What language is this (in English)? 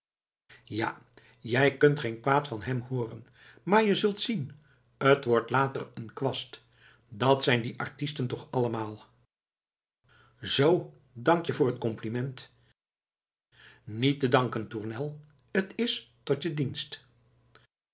Dutch